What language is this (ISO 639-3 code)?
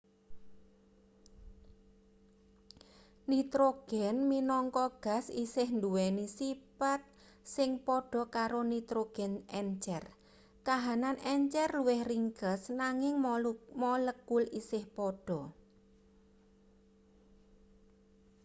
jav